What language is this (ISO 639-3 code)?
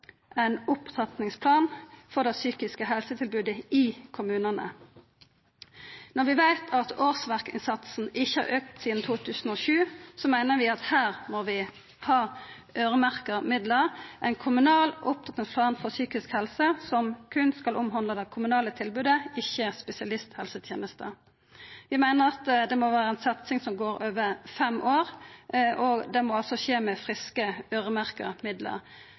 nno